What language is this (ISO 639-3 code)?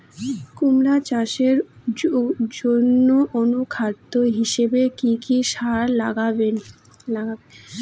ben